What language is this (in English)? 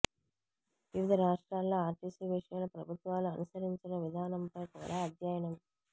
Telugu